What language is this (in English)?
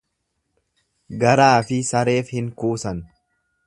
Oromo